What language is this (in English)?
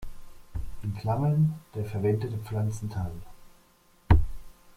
German